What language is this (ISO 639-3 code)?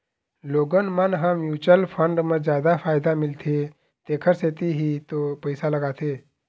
hne